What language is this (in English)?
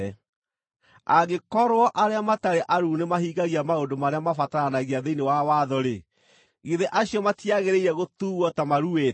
Kikuyu